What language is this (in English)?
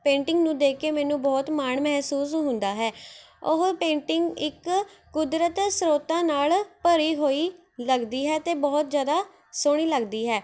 Punjabi